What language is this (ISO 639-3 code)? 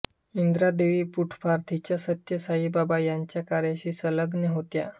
mar